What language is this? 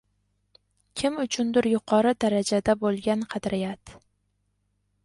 Uzbek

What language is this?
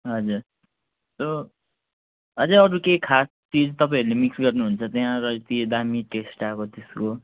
Nepali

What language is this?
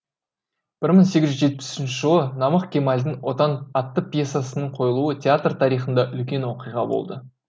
Kazakh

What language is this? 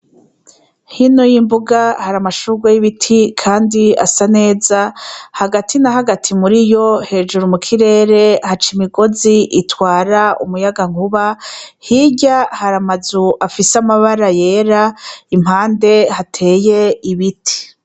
Rundi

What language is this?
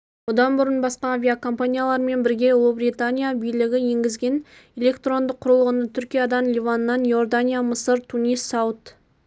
Kazakh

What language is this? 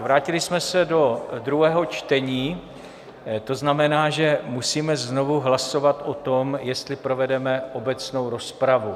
Czech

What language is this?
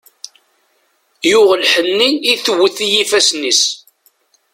Kabyle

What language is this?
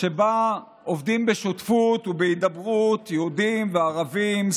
Hebrew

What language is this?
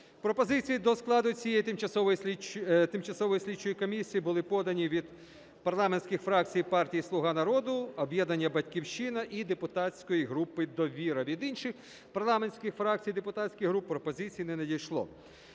Ukrainian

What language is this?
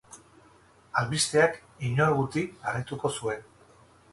Basque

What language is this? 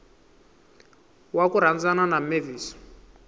Tsonga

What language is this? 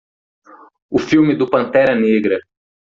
Portuguese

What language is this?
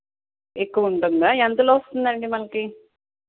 Telugu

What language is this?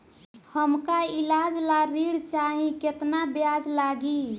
Bhojpuri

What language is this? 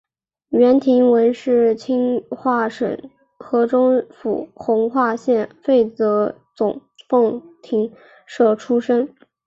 Chinese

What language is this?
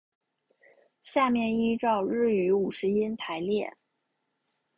Chinese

